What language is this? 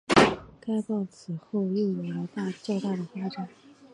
Chinese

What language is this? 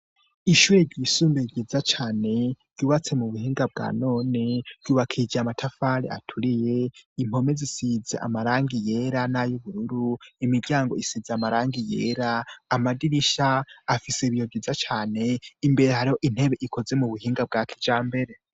Rundi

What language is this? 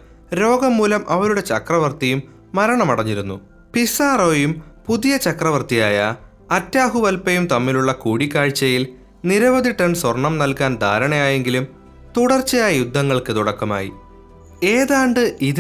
Malayalam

